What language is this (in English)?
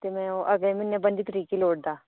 Dogri